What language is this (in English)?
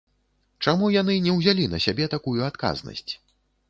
Belarusian